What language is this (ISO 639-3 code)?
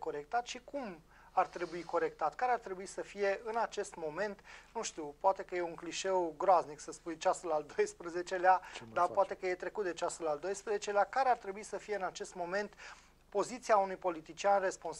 ron